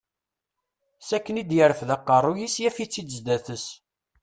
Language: Kabyle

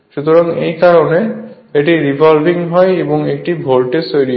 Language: Bangla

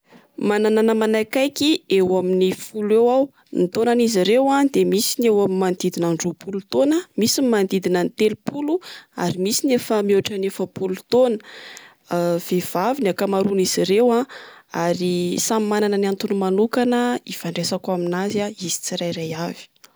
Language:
Malagasy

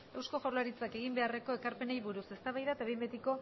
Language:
Basque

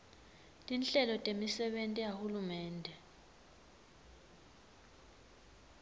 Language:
Swati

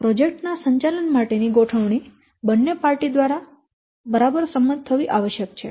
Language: Gujarati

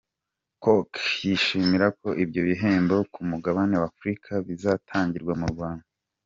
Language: Kinyarwanda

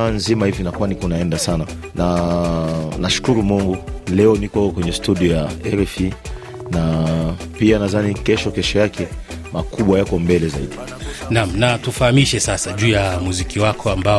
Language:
Swahili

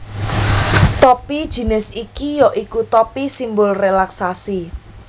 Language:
Javanese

